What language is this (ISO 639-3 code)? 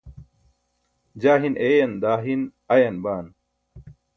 bsk